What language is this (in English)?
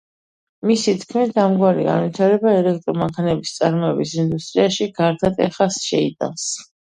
Georgian